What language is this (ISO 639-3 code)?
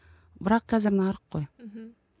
kaz